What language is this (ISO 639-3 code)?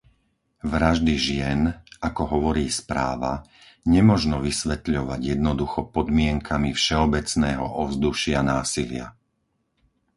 slk